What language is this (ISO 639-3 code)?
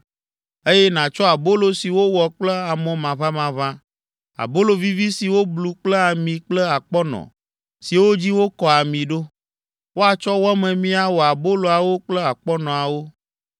ewe